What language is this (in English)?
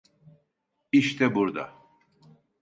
Turkish